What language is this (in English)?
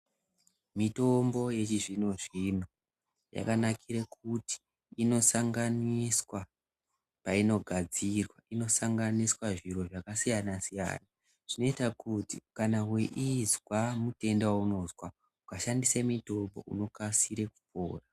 Ndau